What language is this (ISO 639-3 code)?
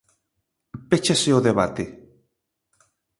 glg